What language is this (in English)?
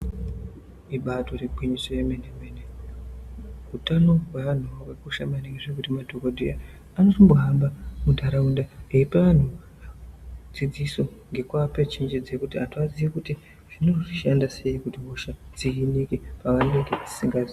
Ndau